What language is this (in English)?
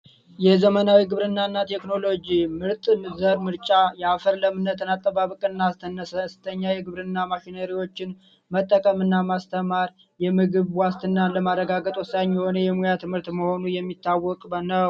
Amharic